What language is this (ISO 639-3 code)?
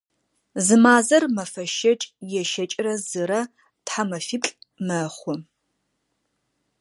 ady